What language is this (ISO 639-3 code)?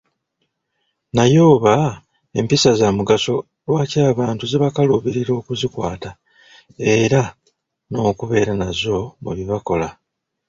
lug